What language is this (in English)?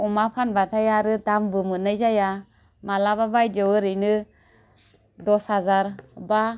Bodo